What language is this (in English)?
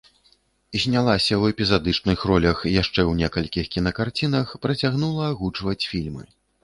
Belarusian